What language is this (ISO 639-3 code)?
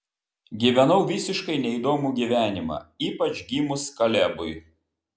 lit